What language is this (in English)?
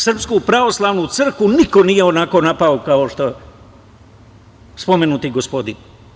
Serbian